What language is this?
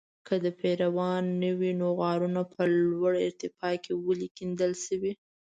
Pashto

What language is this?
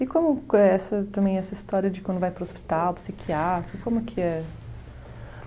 Portuguese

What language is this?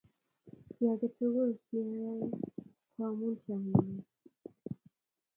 Kalenjin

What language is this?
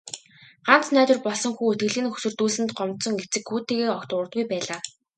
Mongolian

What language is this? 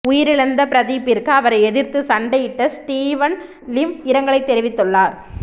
Tamil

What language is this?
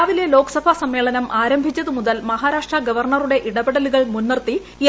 Malayalam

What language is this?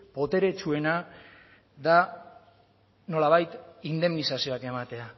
Basque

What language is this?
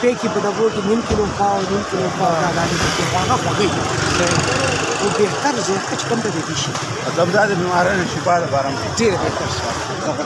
Pashto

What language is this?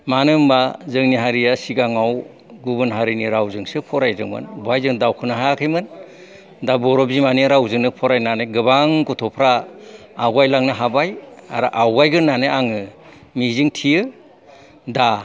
Bodo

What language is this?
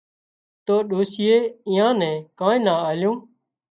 Wadiyara Koli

